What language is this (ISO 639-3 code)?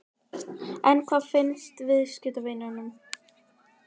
isl